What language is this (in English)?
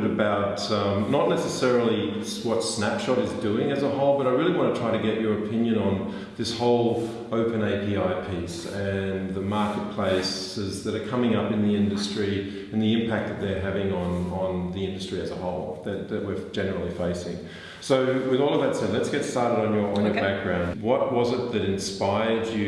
English